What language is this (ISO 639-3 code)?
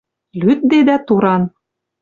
mrj